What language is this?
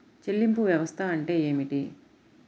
Telugu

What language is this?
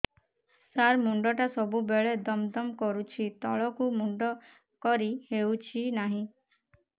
Odia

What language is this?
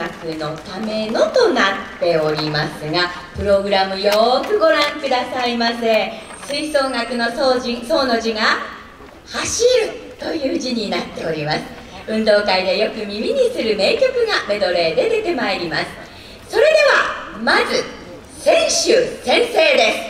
Japanese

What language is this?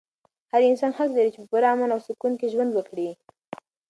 Pashto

